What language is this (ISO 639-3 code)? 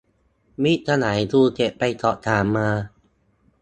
tha